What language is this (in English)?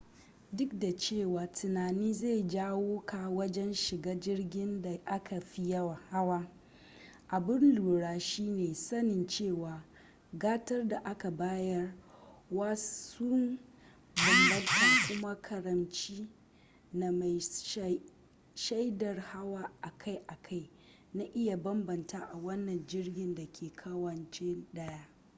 Hausa